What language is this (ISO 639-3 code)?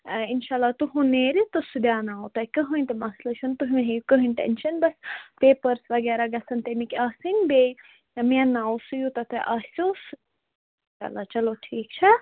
kas